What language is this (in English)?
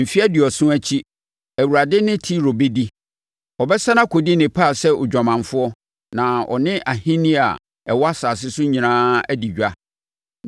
Akan